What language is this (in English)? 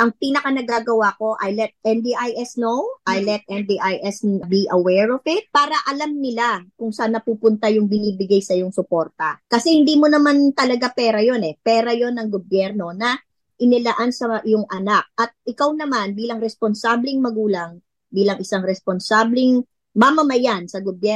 Filipino